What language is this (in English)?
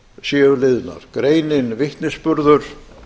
Icelandic